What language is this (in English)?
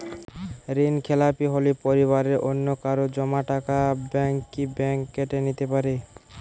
Bangla